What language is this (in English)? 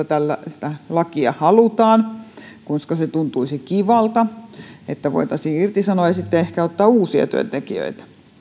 Finnish